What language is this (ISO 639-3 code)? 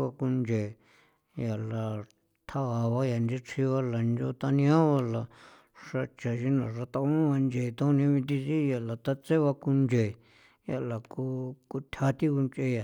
pow